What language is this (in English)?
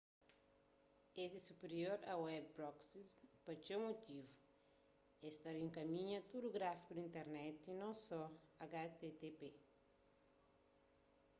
Kabuverdianu